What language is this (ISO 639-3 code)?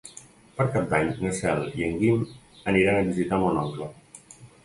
cat